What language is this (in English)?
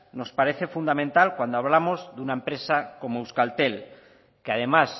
Spanish